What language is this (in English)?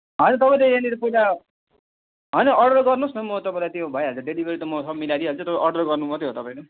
Nepali